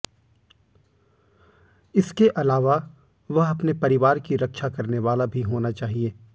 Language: Hindi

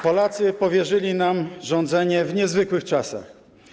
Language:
Polish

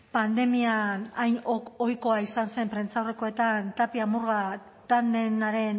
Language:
Basque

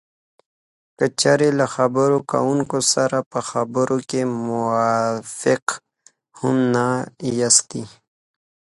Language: Pashto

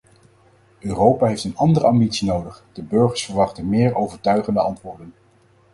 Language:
Dutch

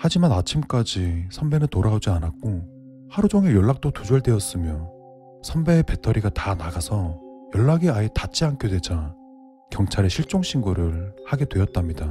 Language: Korean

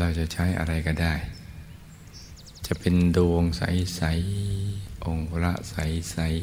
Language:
Thai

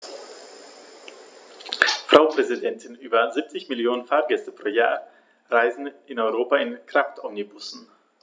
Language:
German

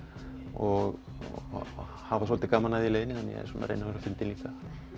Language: Icelandic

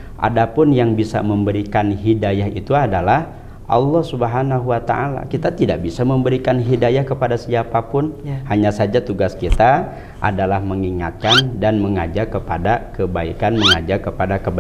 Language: Indonesian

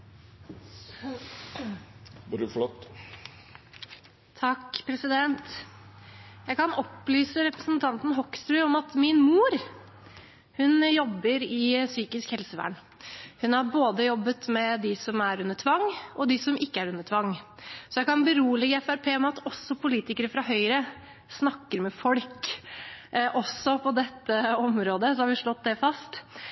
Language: Norwegian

